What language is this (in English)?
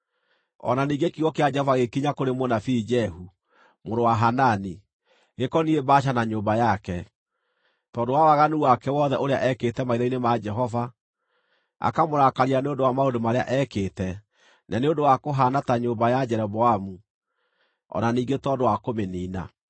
Kikuyu